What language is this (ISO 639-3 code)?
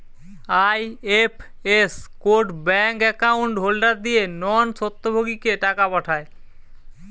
ben